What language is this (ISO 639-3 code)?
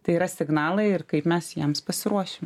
lit